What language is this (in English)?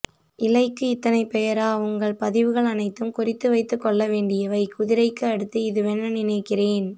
Tamil